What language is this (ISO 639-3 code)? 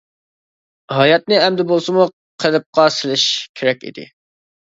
uig